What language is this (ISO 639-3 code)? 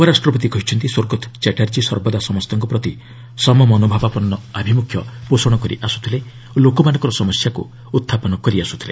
ori